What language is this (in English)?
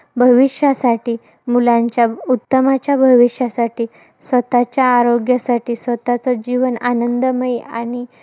Marathi